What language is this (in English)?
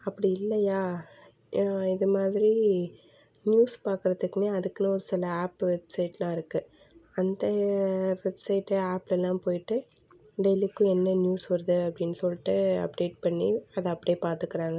Tamil